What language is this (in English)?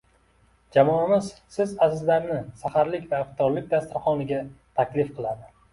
Uzbek